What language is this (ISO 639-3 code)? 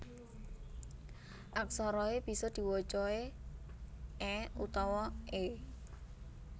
jav